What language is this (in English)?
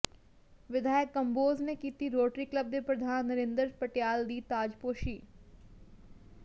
Punjabi